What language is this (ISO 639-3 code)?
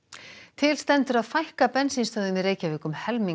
isl